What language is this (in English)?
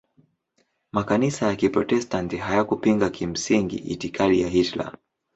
Swahili